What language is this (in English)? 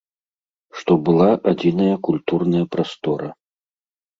Belarusian